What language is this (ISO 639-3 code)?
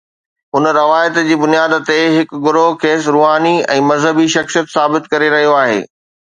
snd